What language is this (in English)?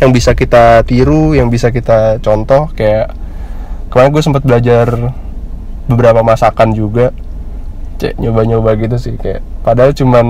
Indonesian